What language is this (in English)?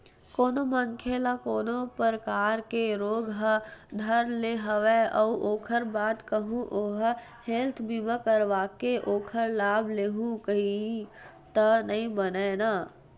Chhattisgarhi